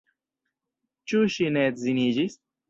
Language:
Esperanto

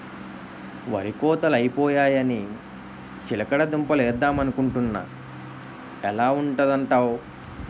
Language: Telugu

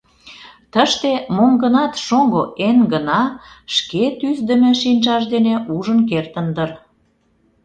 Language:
Mari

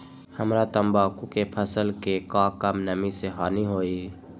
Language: Magahi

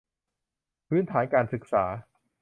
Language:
Thai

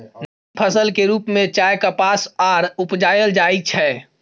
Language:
Maithili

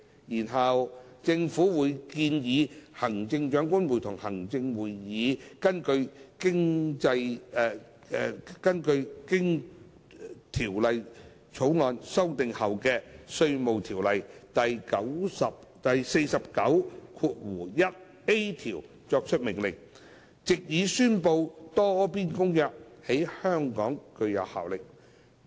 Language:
Cantonese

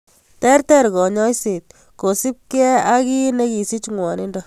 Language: Kalenjin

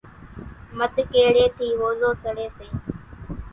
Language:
Kachi Koli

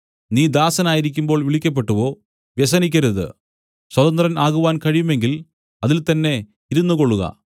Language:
Malayalam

